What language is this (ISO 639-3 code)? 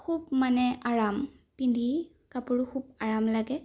asm